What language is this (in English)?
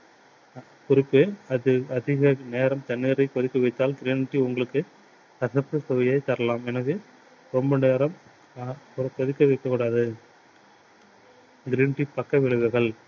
Tamil